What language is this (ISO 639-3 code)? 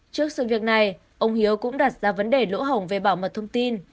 vie